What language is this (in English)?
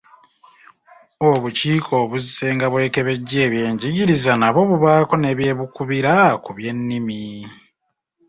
Ganda